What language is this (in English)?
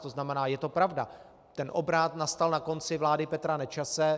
Czech